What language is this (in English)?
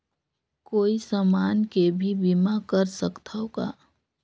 Chhattisgarhi